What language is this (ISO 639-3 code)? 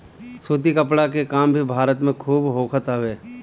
bho